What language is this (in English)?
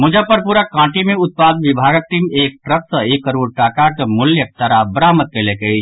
Maithili